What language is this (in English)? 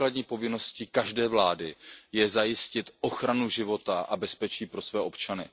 Czech